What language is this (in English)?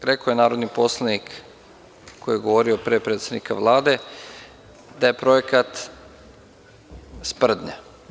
Serbian